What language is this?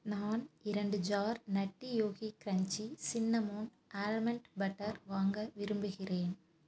Tamil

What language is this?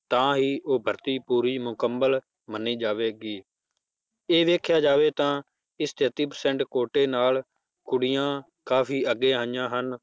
Punjabi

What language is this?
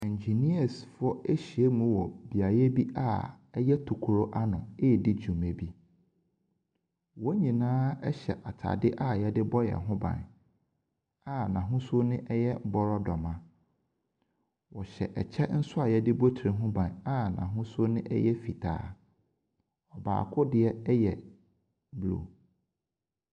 Akan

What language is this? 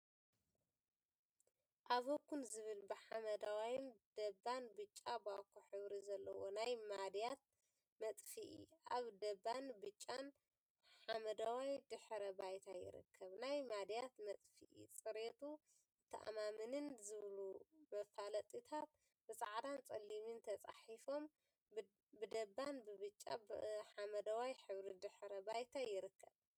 Tigrinya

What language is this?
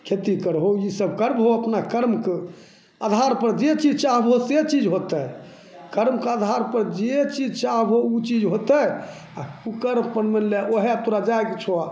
Maithili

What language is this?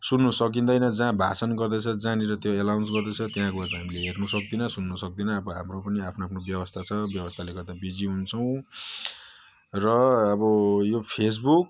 Nepali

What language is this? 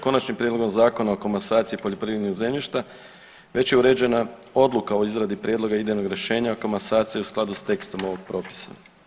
Croatian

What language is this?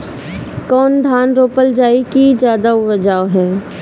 Bhojpuri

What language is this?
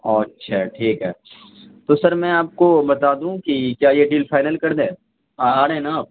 Urdu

